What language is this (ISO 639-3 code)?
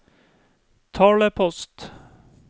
nor